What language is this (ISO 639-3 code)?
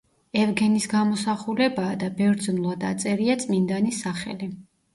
kat